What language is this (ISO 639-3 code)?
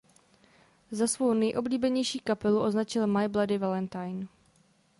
ces